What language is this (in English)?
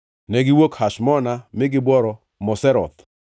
Luo (Kenya and Tanzania)